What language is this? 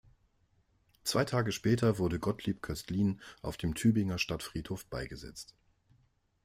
German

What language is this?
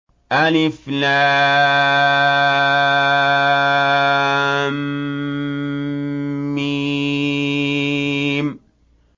Arabic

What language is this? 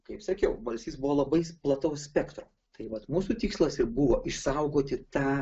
Lithuanian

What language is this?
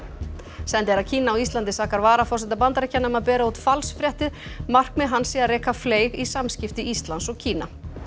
Icelandic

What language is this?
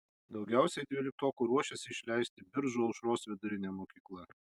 Lithuanian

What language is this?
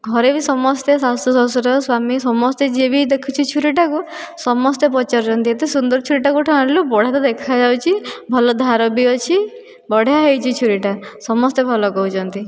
Odia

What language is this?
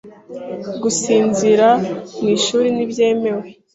Kinyarwanda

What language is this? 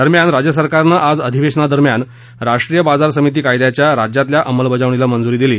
Marathi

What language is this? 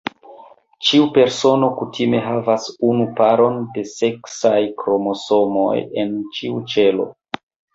Esperanto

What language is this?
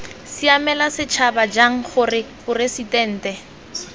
Tswana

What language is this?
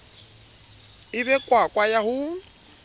Southern Sotho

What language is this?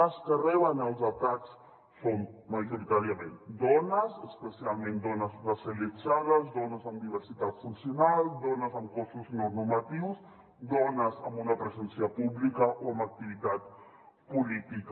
Catalan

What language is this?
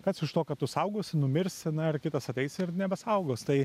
Lithuanian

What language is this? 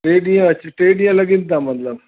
Sindhi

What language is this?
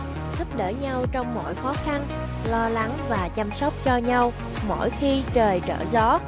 Vietnamese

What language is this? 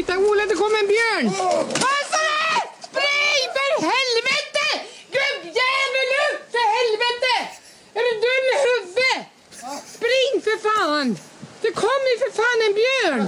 Swedish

